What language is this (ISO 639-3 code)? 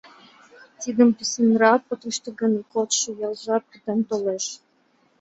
chm